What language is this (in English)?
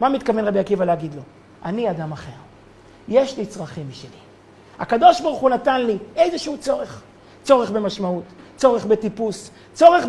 Hebrew